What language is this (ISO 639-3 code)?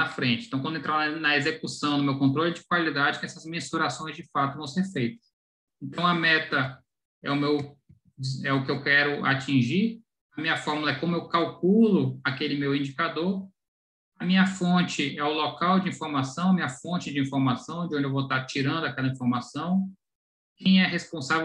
por